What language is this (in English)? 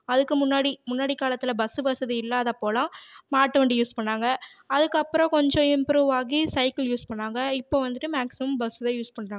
Tamil